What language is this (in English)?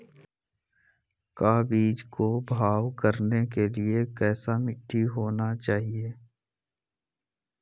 Magahi